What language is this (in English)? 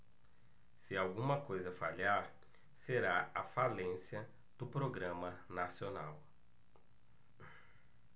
Portuguese